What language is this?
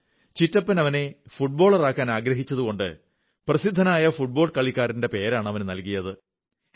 Malayalam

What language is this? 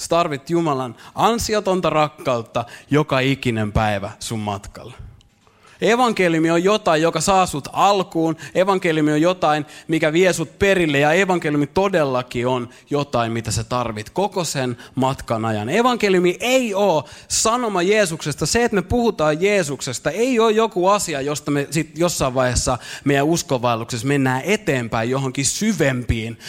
Finnish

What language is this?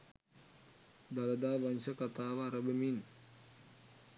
Sinhala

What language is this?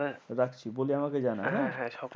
Bangla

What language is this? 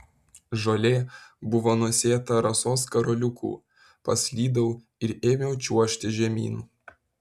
Lithuanian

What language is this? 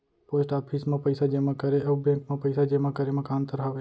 Chhattisgarhi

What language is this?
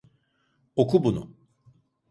Turkish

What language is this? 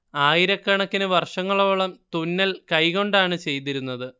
Malayalam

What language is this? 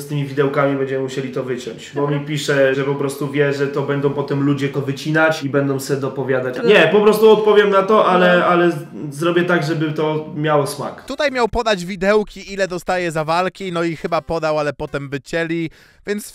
Polish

